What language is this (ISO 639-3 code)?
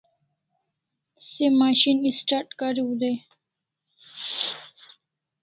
kls